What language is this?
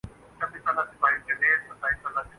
Urdu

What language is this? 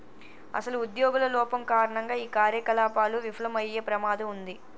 Telugu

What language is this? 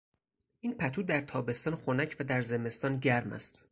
Persian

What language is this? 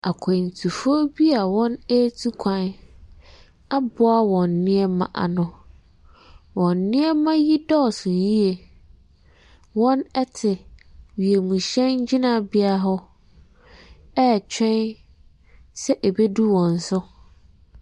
Akan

